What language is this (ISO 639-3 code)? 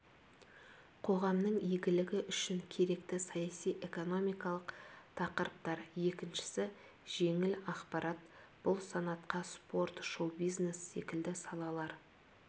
kaz